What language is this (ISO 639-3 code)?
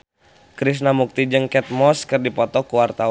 sun